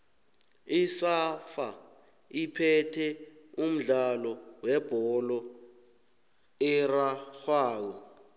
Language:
South Ndebele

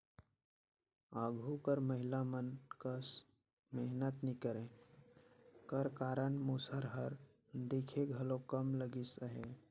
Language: Chhattisgarhi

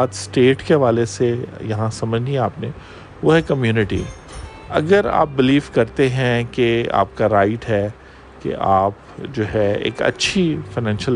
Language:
Urdu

